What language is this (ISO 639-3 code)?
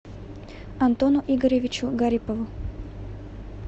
rus